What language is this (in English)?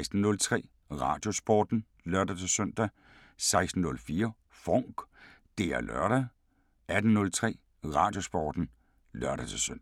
Danish